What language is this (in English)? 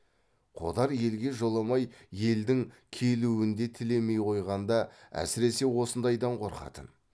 Kazakh